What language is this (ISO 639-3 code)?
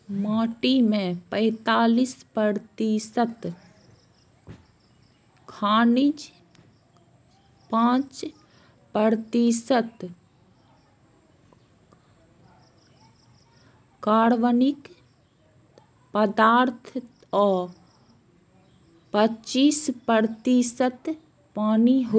mai